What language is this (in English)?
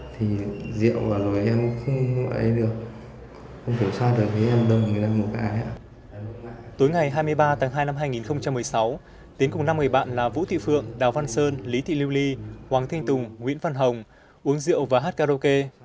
Vietnamese